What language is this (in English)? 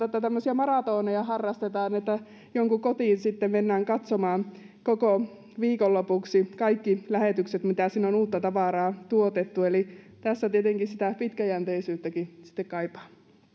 Finnish